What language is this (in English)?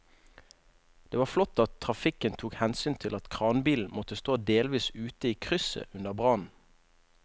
Norwegian